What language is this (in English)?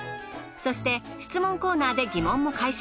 Japanese